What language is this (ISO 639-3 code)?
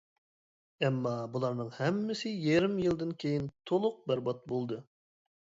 uig